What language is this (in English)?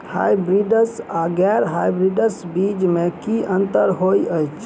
Maithili